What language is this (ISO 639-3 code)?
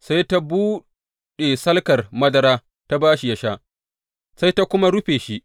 hau